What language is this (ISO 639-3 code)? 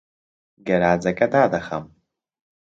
ckb